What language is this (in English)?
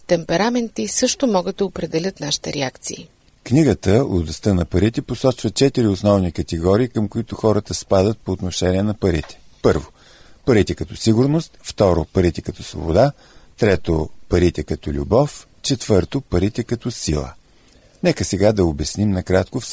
Bulgarian